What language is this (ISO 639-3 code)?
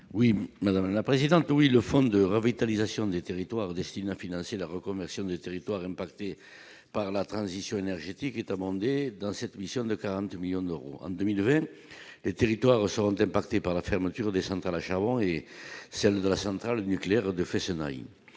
fra